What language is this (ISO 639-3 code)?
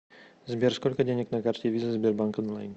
rus